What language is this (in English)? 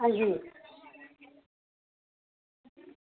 Dogri